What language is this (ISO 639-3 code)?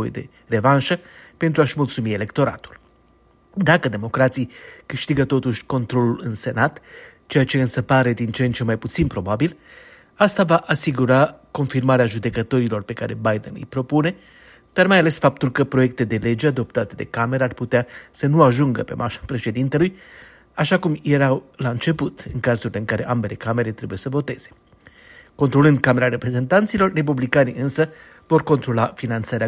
ron